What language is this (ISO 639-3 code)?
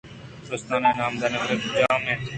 bgp